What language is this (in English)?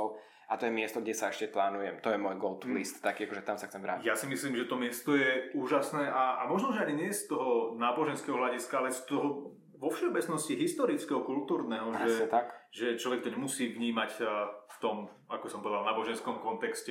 Slovak